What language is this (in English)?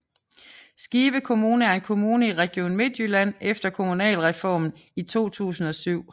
Danish